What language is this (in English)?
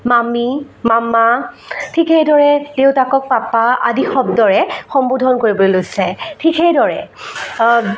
Assamese